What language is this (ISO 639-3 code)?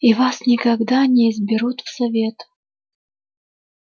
rus